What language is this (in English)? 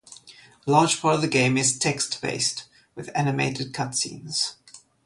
English